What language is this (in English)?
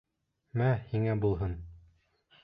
Bashkir